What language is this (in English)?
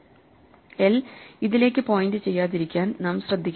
Malayalam